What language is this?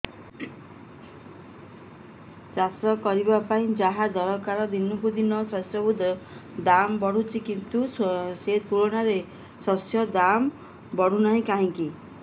Odia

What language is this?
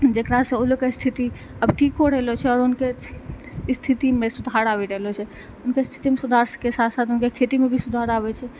Maithili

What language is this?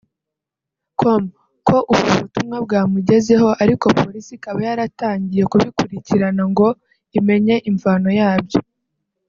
Kinyarwanda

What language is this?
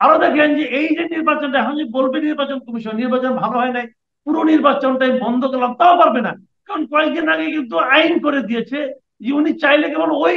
Arabic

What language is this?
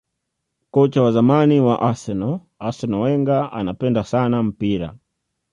Swahili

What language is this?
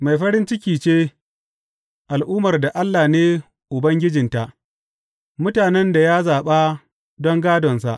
Hausa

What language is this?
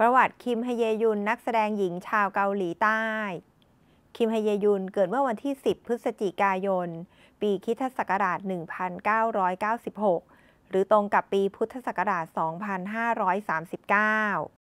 Thai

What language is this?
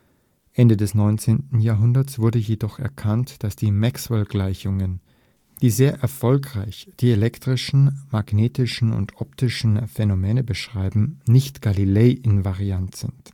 German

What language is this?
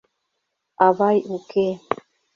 Mari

